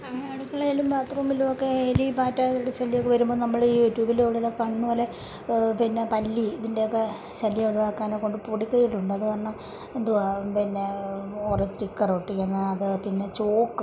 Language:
Malayalam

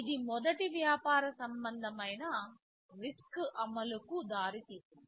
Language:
Telugu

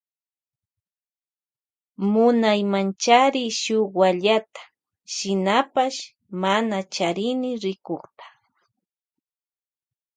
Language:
Loja Highland Quichua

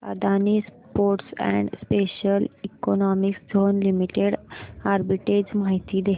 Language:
Marathi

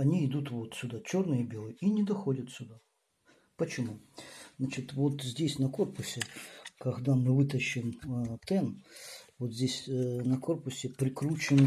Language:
Russian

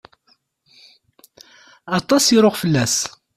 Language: Kabyle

